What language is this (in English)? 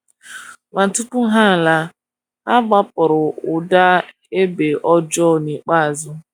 Igbo